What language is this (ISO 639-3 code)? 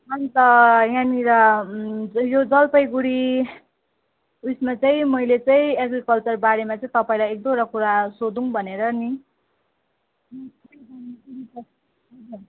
nep